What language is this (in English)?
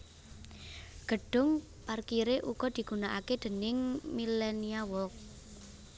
Javanese